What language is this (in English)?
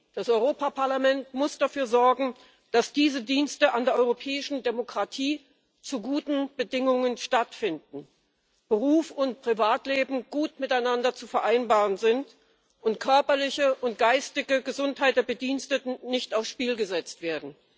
German